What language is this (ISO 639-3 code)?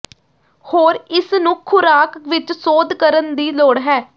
pan